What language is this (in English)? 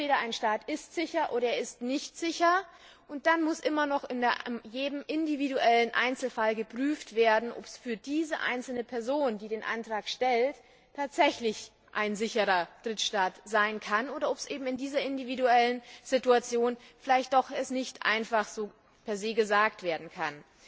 German